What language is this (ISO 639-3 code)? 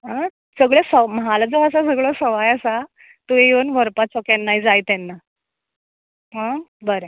kok